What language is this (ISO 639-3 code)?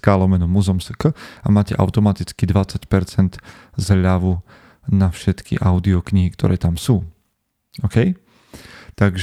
slk